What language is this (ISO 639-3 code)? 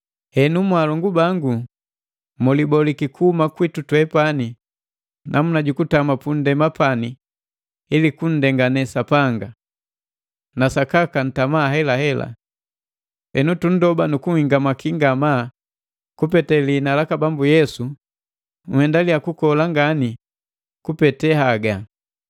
mgv